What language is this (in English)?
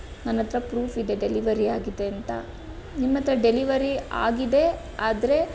Kannada